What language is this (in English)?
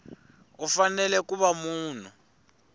Tsonga